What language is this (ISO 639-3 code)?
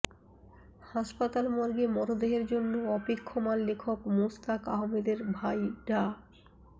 ben